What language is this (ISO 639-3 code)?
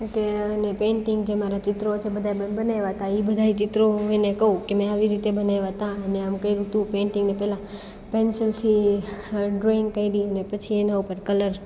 guj